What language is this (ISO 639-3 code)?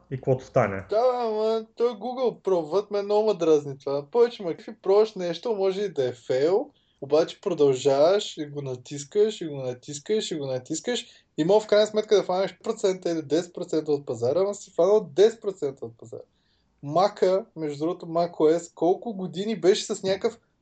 bul